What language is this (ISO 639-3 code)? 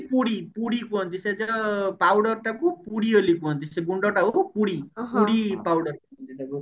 ori